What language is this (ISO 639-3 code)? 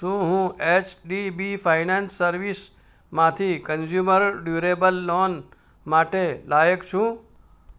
guj